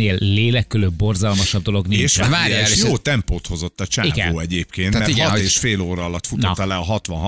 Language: Hungarian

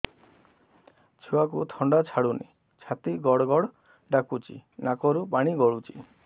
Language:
Odia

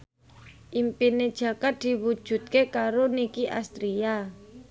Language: Javanese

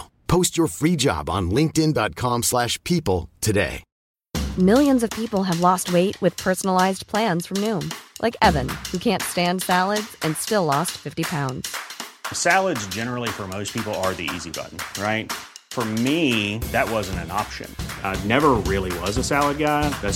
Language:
Filipino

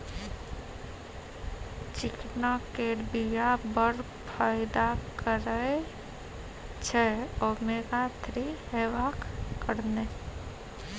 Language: Maithili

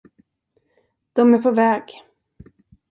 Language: Swedish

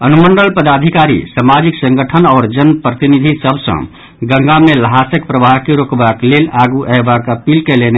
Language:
Maithili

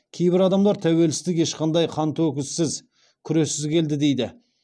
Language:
Kazakh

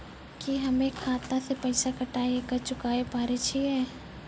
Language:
Maithili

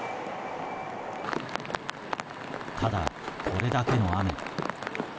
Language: Japanese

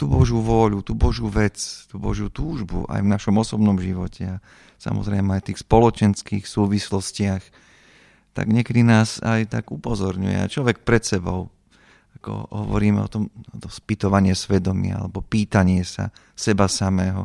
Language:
Slovak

